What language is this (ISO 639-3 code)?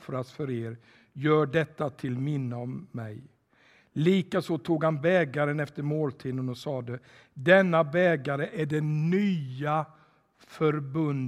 swe